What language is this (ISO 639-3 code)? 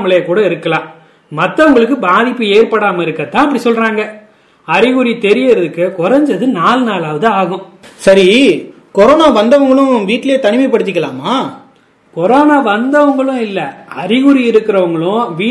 tam